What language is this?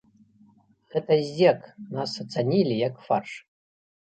Belarusian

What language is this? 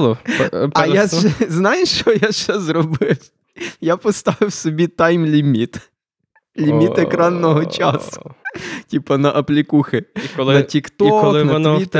Ukrainian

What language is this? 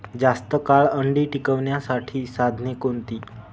Marathi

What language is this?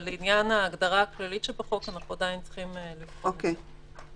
Hebrew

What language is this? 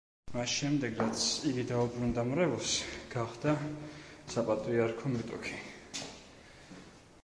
Georgian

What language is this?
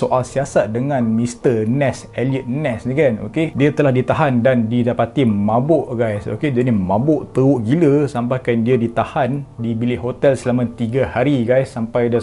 Malay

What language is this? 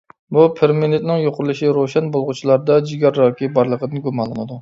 Uyghur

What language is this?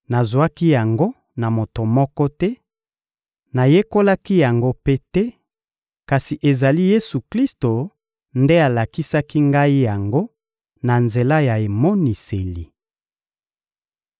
Lingala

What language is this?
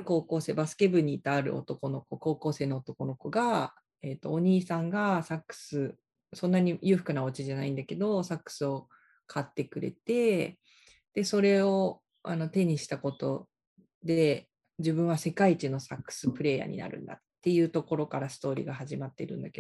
Japanese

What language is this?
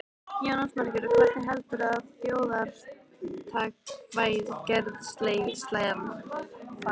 Icelandic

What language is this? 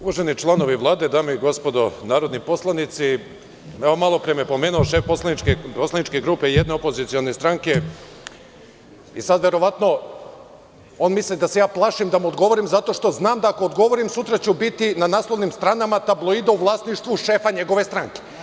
Serbian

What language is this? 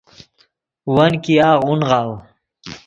Yidgha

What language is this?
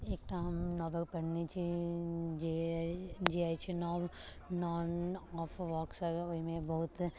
Maithili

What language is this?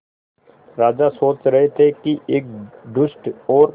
Hindi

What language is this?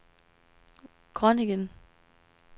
Danish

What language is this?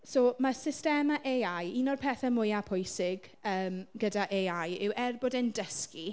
Welsh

